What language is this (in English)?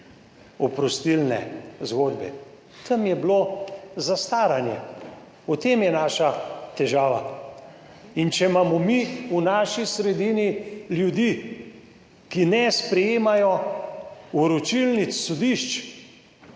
Slovenian